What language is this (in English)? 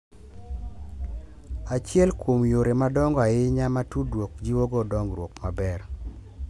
Luo (Kenya and Tanzania)